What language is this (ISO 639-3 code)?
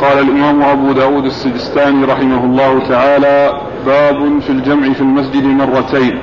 ara